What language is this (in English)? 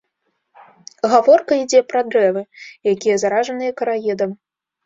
Belarusian